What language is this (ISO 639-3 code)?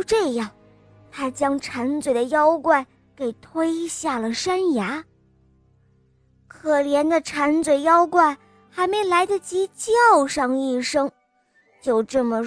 zho